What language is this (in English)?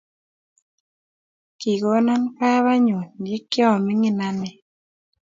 Kalenjin